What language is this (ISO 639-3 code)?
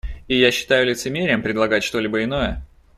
rus